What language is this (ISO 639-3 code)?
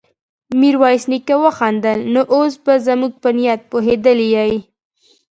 pus